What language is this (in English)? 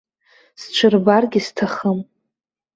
Abkhazian